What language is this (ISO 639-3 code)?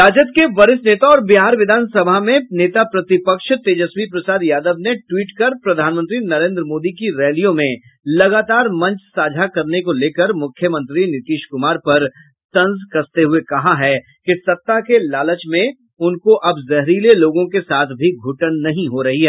hin